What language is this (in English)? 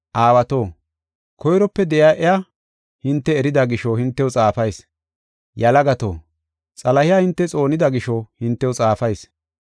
Gofa